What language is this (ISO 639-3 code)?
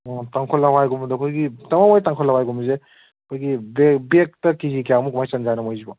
mni